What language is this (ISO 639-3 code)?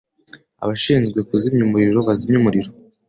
kin